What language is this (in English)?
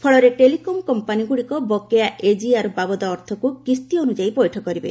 Odia